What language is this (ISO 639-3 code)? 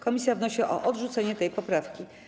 pol